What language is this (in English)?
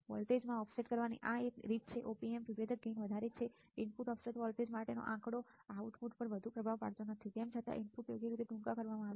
Gujarati